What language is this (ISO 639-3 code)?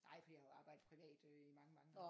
dan